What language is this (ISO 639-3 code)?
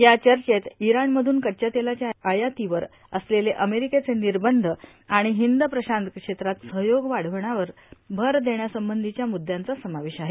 mar